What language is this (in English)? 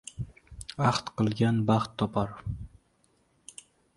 Uzbek